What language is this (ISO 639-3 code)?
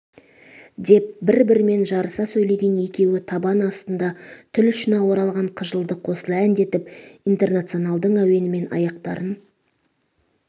kaz